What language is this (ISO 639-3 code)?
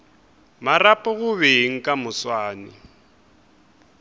nso